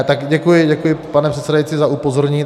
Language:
Czech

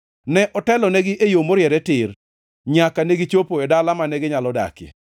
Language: Luo (Kenya and Tanzania)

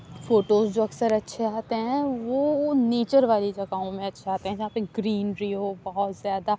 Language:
Urdu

